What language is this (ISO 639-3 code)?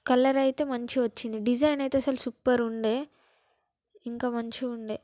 tel